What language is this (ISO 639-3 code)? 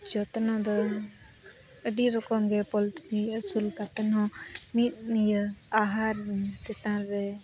sat